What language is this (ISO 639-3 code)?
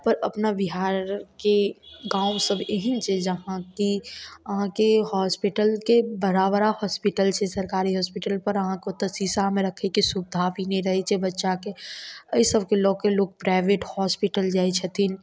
mai